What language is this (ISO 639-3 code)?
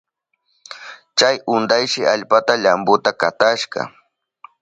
qup